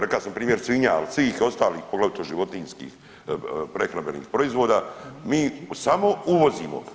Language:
Croatian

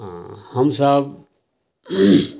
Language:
Maithili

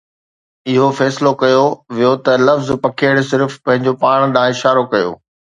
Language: Sindhi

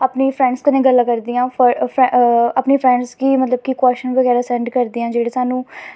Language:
Dogri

